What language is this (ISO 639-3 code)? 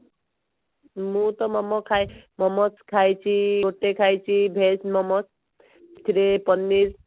ori